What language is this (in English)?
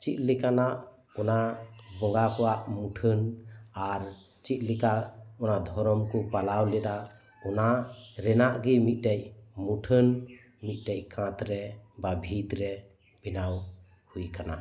Santali